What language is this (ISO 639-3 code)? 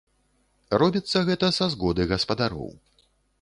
bel